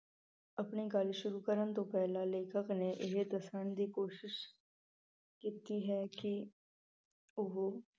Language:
Punjabi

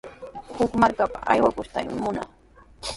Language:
Sihuas Ancash Quechua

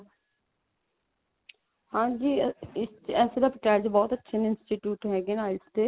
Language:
Punjabi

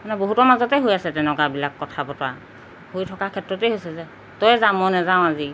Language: Assamese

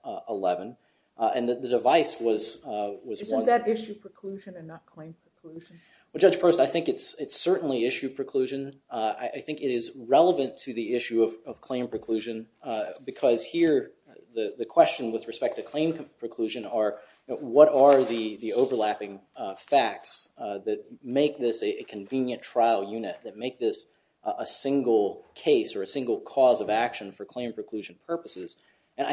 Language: English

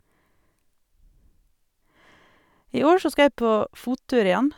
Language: Norwegian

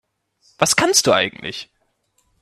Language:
German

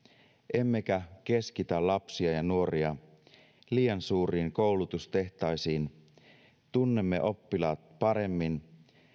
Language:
Finnish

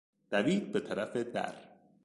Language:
Persian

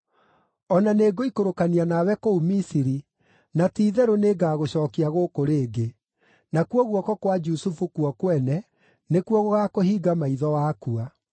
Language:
Kikuyu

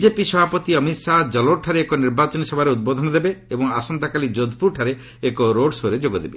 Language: Odia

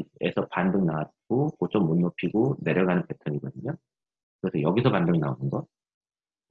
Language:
Korean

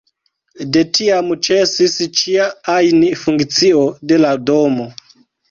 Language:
Esperanto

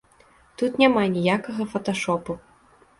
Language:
Belarusian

